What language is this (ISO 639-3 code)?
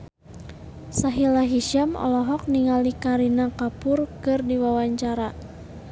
sun